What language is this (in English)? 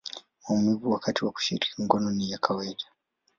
Swahili